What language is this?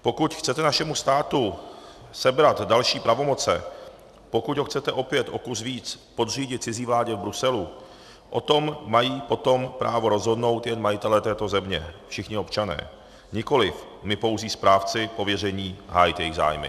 Czech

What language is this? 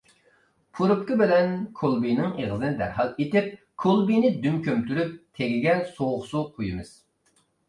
Uyghur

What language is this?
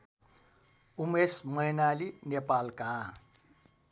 Nepali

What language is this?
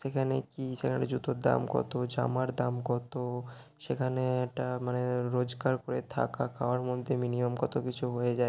Bangla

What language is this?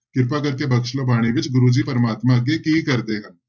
Punjabi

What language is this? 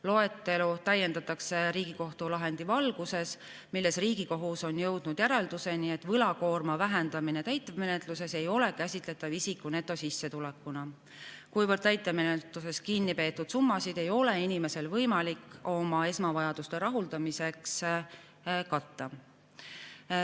Estonian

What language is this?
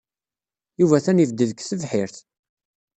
Kabyle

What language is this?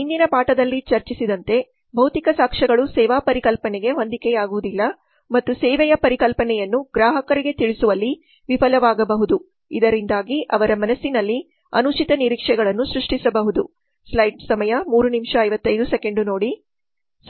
Kannada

